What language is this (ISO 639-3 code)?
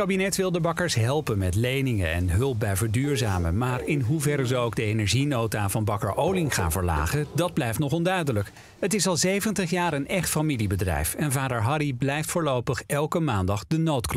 nld